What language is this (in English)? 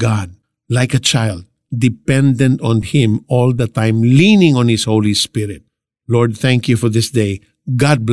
Filipino